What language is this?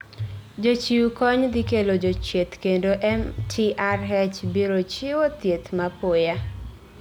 Luo (Kenya and Tanzania)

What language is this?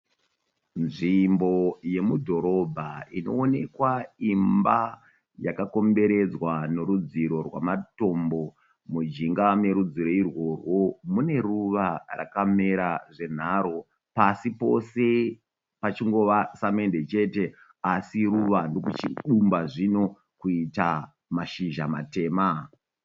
Shona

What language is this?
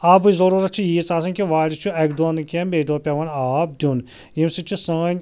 Kashmiri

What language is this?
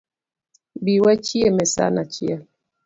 Luo (Kenya and Tanzania)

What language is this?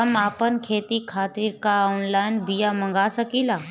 Bhojpuri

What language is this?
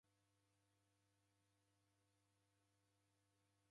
Taita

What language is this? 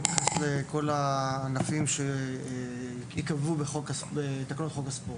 Hebrew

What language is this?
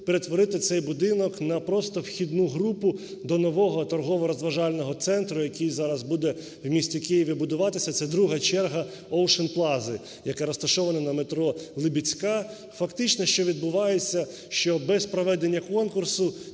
Ukrainian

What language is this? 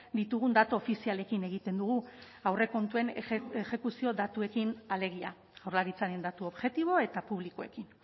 Basque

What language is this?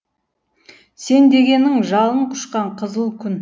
Kazakh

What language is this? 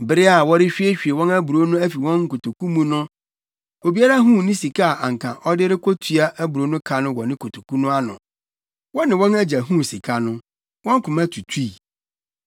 Akan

